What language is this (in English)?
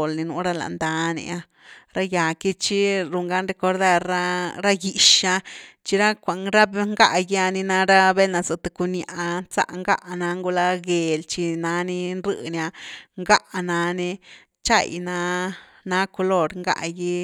Güilá Zapotec